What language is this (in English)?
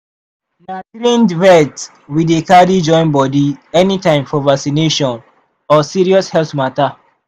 Nigerian Pidgin